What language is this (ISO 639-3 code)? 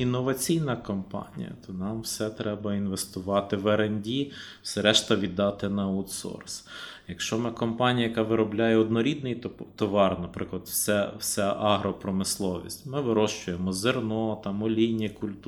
ukr